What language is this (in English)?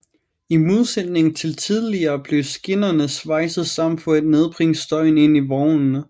Danish